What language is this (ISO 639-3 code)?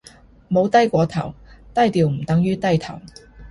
yue